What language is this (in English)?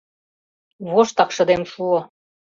Mari